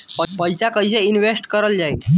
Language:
Bhojpuri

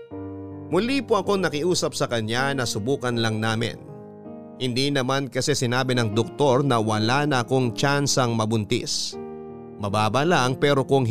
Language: Filipino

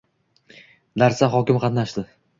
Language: Uzbek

